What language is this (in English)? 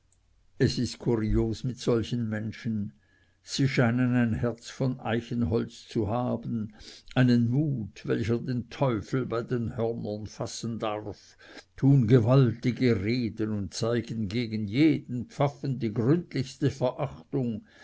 German